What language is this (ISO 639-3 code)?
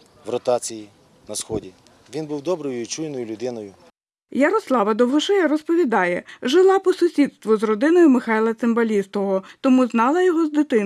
ukr